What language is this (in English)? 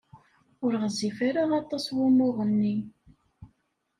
Kabyle